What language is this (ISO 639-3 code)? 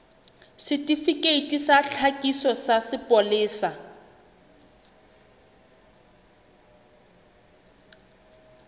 sot